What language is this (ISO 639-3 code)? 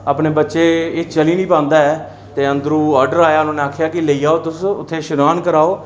doi